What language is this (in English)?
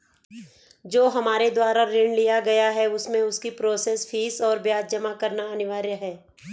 Hindi